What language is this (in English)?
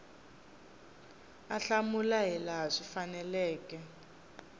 Tsonga